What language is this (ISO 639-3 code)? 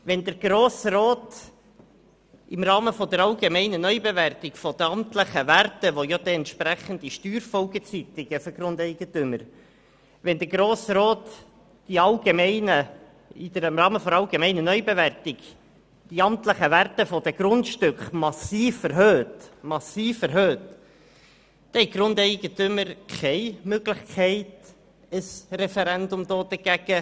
gsw